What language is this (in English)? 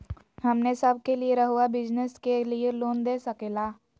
Magahi